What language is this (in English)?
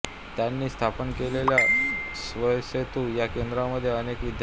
Marathi